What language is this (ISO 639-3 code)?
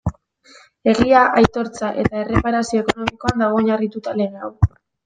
eus